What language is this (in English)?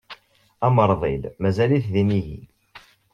Kabyle